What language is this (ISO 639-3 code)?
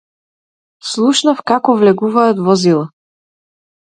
mkd